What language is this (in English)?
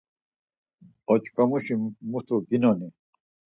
Laz